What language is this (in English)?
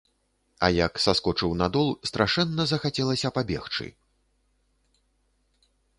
Belarusian